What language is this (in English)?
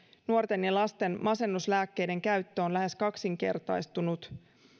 Finnish